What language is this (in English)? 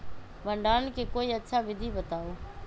Magahi